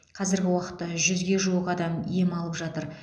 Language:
Kazakh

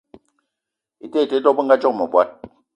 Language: Eton (Cameroon)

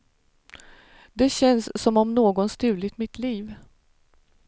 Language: Swedish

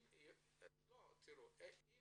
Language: Hebrew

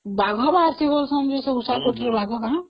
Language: Odia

